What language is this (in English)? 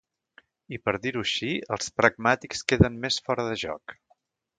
Catalan